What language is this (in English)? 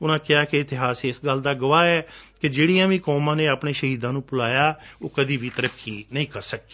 Punjabi